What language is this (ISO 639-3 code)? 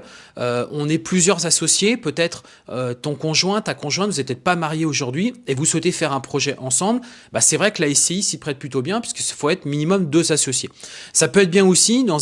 fra